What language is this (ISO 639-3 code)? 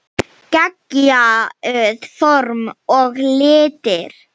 isl